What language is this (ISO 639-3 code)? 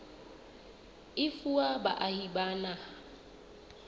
sot